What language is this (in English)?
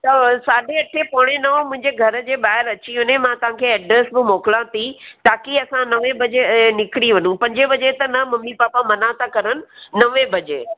Sindhi